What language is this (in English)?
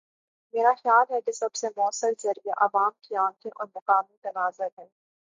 Urdu